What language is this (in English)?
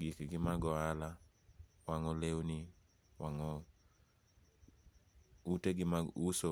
Luo (Kenya and Tanzania)